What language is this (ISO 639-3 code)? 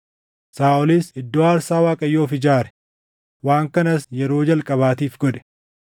orm